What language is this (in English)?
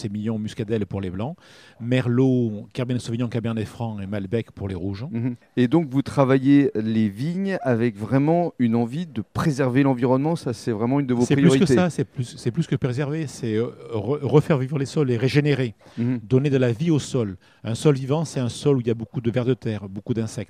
French